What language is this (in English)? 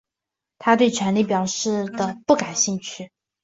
Chinese